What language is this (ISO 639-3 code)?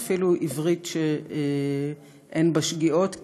heb